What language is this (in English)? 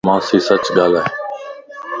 Lasi